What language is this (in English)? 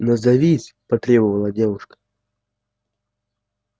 Russian